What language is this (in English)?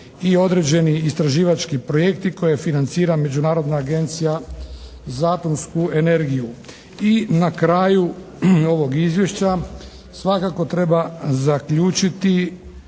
Croatian